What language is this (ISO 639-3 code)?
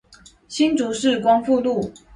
zho